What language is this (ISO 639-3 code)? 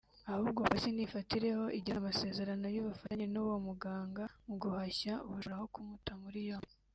kin